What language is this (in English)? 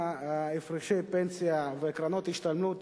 Hebrew